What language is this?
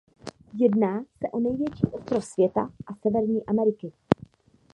Czech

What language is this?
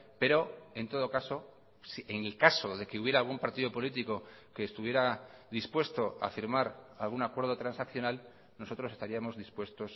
Spanish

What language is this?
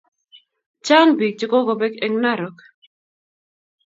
Kalenjin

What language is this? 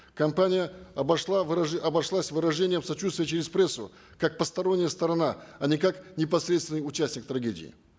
Kazakh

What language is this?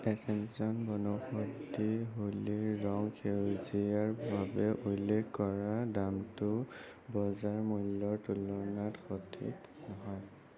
Assamese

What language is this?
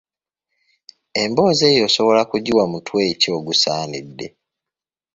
Ganda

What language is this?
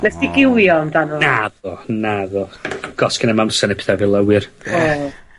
Welsh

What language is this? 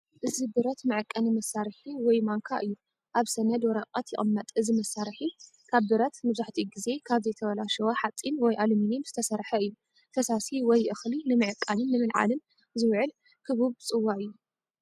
Tigrinya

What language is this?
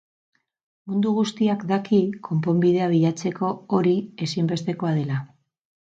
Basque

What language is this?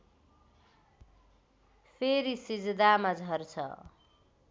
Nepali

